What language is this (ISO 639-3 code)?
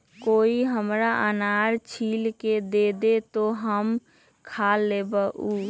mag